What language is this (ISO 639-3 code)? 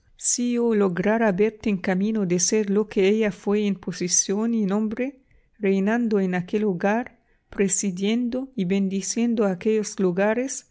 spa